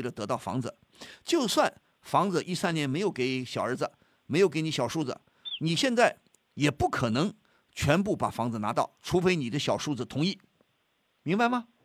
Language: Chinese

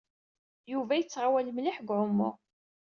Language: Kabyle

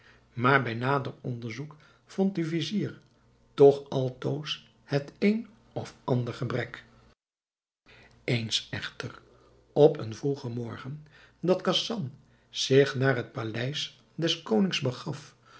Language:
Dutch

